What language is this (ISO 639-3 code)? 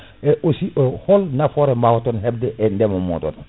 ful